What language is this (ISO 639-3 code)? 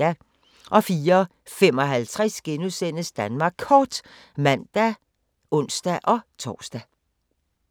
dan